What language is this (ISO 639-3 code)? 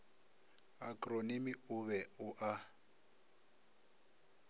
nso